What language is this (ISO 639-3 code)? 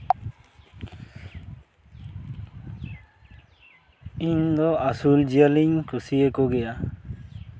sat